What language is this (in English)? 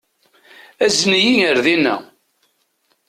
Kabyle